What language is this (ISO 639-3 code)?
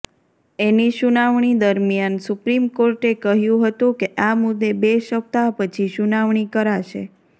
guj